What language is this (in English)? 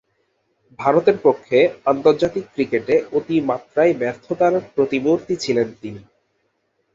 Bangla